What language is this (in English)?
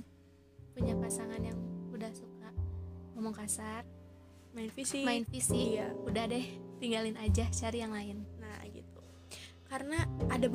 Indonesian